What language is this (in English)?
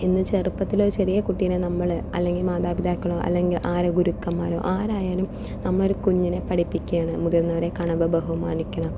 Malayalam